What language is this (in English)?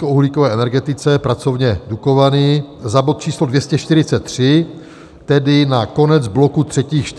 Czech